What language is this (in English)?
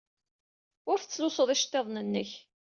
Kabyle